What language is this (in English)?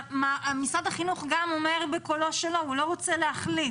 Hebrew